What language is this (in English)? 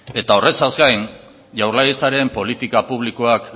Basque